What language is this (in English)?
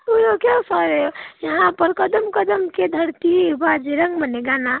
Nepali